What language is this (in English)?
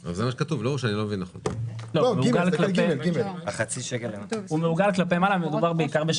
Hebrew